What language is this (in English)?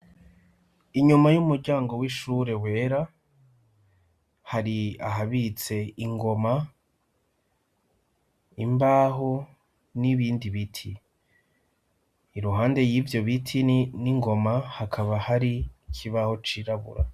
Rundi